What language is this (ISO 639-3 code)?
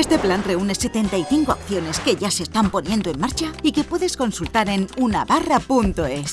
spa